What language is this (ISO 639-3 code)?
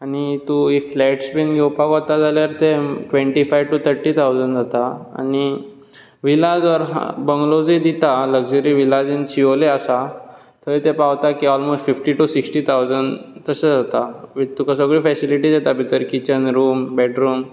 kok